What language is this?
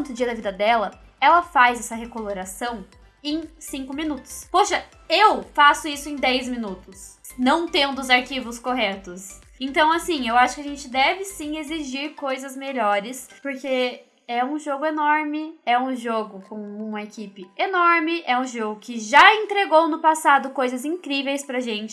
Portuguese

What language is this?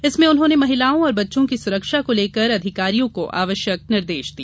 Hindi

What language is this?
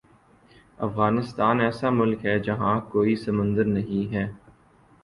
Urdu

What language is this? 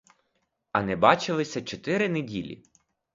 Ukrainian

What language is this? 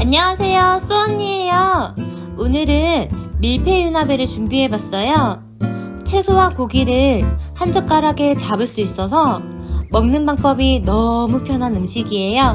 Korean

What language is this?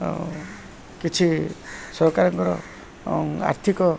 Odia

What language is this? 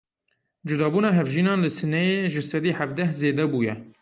Kurdish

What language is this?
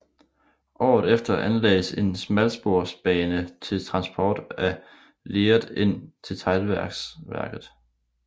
Danish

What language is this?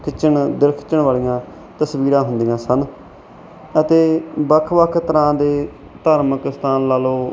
Punjabi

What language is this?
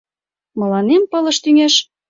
Mari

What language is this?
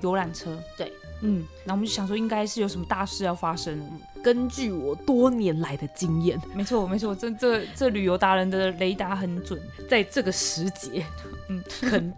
Chinese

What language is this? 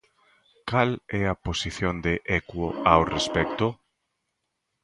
Galician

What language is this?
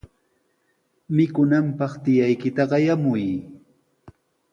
Sihuas Ancash Quechua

